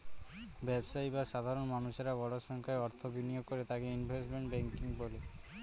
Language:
Bangla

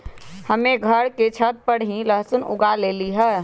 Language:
Magahi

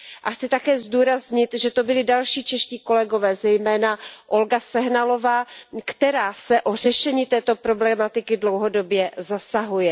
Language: Czech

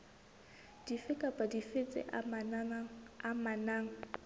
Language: Southern Sotho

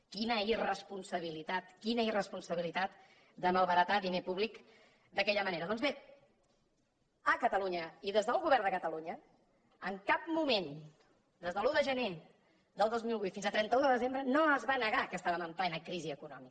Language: Catalan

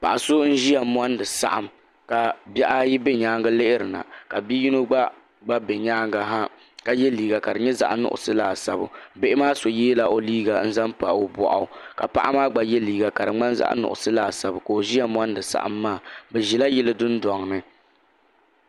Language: Dagbani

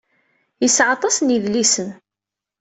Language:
Kabyle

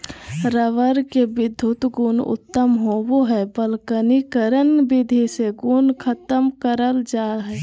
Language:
Magahi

